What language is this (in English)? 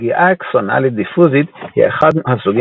Hebrew